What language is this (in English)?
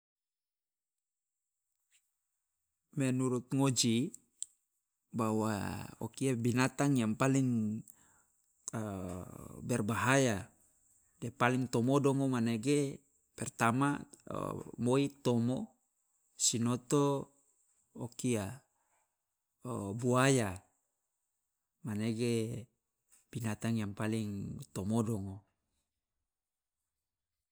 Loloda